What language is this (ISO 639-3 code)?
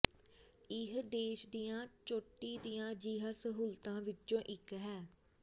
pan